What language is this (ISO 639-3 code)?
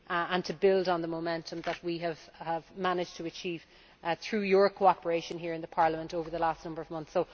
eng